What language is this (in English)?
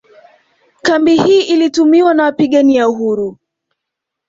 Swahili